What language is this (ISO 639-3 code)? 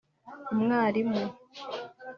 kin